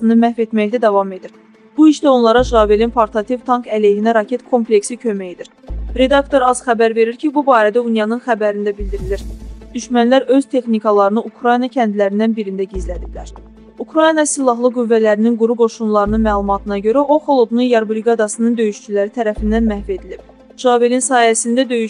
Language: Turkish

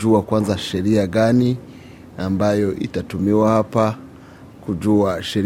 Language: Swahili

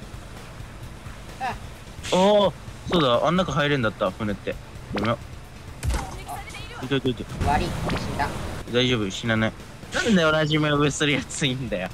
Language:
Japanese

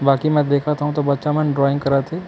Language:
Chhattisgarhi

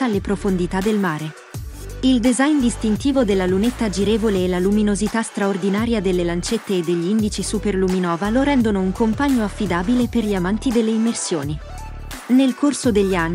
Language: Italian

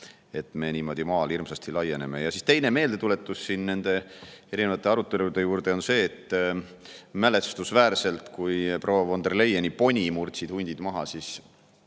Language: Estonian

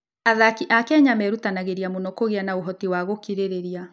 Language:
Kikuyu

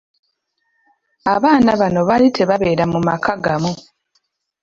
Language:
Ganda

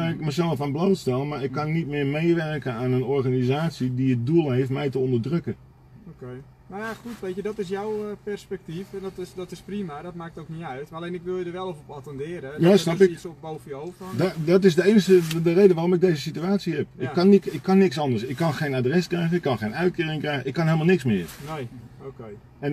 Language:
Dutch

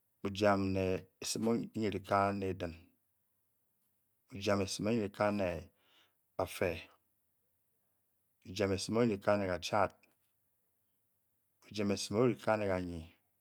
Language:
Bokyi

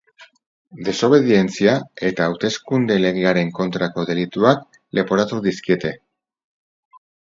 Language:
Basque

